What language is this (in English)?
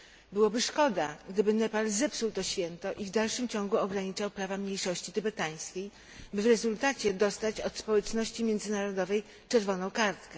Polish